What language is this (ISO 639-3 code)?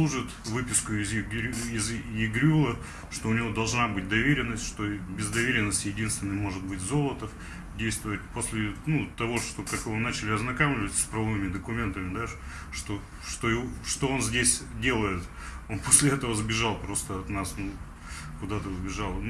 rus